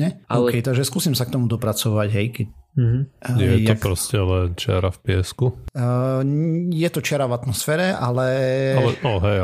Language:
Slovak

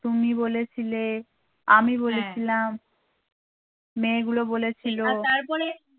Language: Bangla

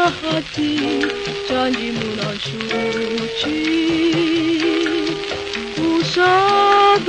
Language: Romanian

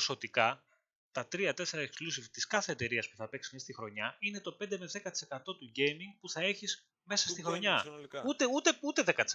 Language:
Greek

